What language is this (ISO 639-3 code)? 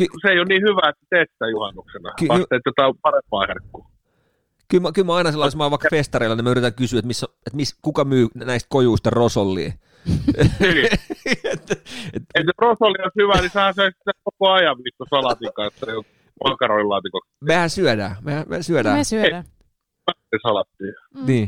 fin